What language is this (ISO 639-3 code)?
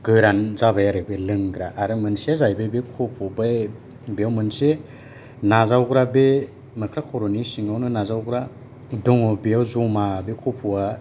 brx